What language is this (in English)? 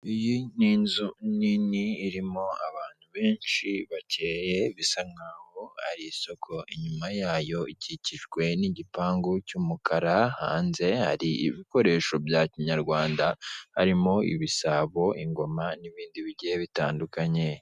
Kinyarwanda